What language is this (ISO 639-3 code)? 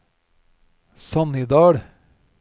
nor